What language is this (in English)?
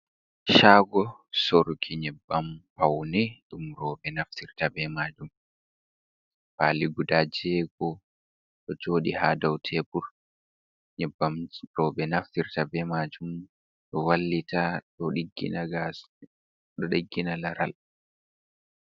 Fula